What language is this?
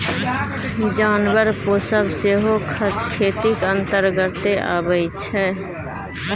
Maithili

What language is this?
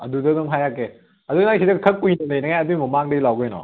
Manipuri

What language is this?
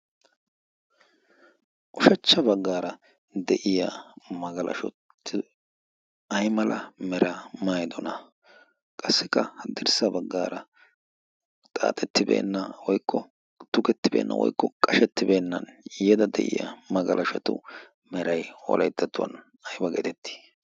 Wolaytta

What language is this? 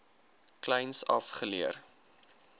Afrikaans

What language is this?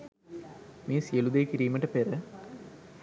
Sinhala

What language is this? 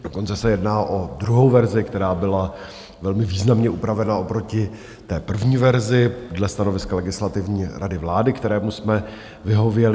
Czech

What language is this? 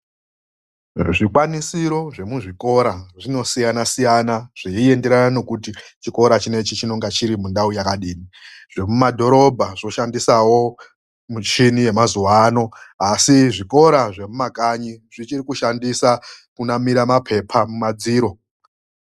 Ndau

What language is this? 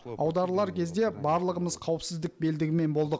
Kazakh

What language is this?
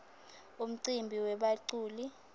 Swati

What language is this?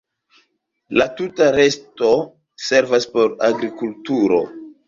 Esperanto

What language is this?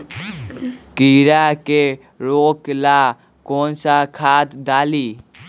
Magahi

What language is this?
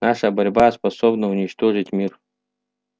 Russian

